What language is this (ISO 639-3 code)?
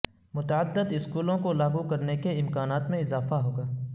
urd